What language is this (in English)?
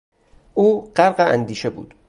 Persian